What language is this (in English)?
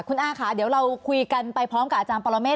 Thai